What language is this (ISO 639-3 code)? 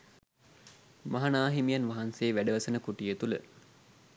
sin